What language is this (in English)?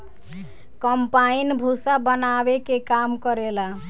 Bhojpuri